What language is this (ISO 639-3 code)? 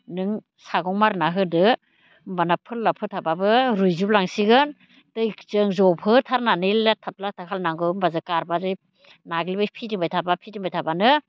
brx